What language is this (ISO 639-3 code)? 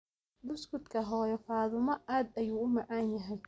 som